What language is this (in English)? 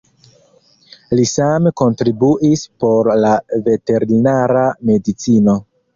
Esperanto